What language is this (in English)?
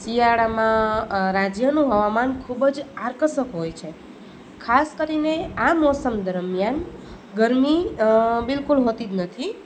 Gujarati